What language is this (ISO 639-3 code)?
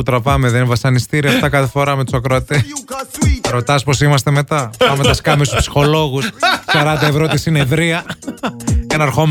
ell